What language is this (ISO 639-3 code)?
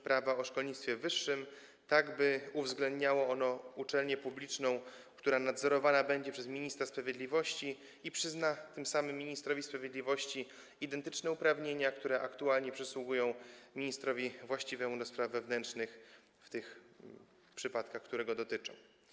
pol